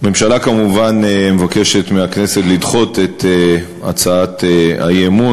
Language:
Hebrew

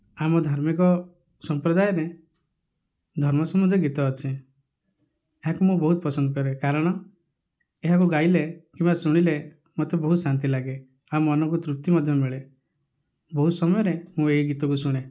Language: Odia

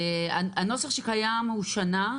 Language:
Hebrew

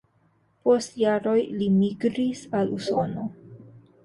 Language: Esperanto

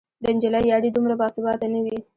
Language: Pashto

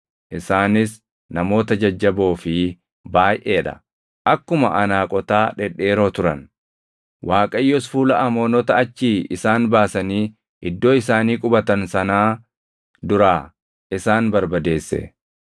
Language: Oromo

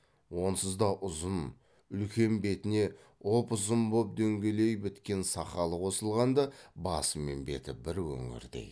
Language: Kazakh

